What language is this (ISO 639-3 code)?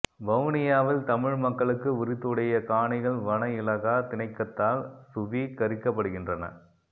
tam